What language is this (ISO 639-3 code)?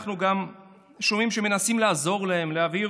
heb